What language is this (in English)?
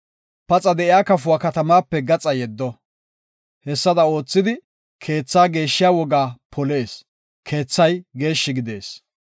Gofa